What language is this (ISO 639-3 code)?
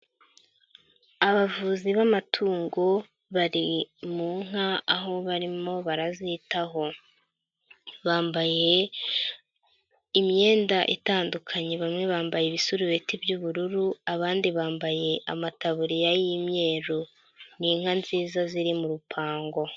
kin